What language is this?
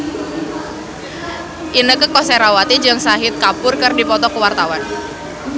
Sundanese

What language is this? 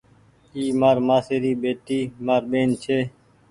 Goaria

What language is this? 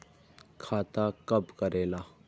Magahi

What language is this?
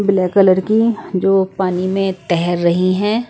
Hindi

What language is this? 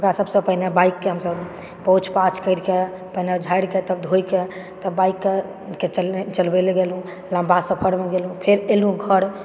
Maithili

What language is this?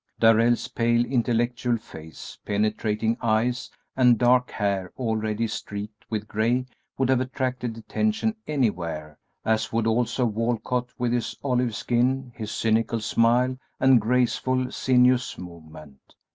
English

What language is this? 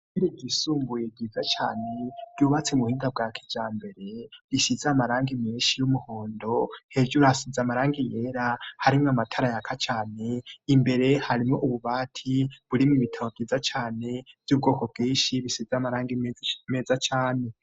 Rundi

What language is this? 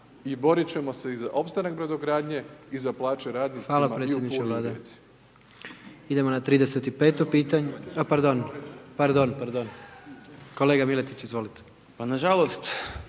Croatian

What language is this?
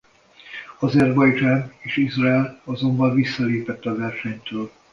Hungarian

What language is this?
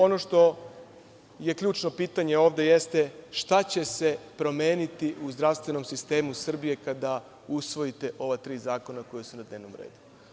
Serbian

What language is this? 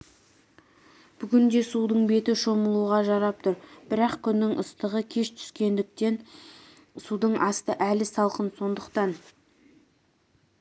Kazakh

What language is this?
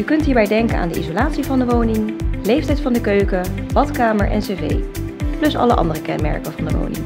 Dutch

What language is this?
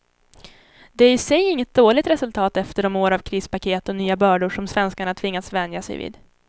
Swedish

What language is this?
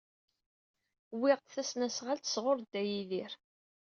Kabyle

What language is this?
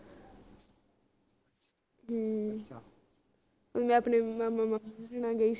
Punjabi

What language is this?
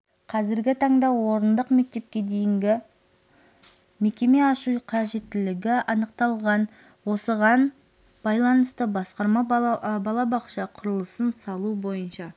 Kazakh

